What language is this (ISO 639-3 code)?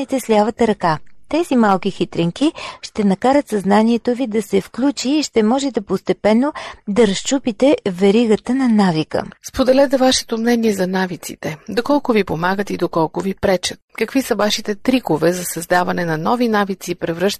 bul